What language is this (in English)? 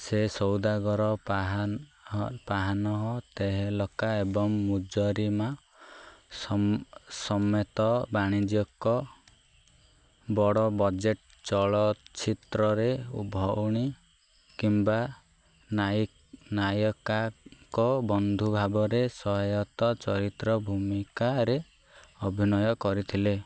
Odia